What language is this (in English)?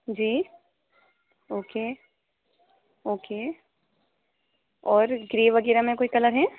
Urdu